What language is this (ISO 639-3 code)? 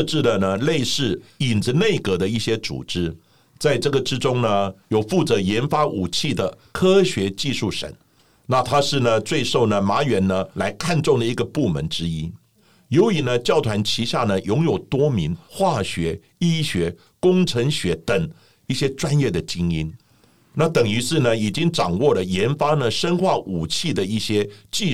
zho